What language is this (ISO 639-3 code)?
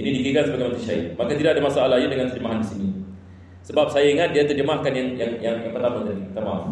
msa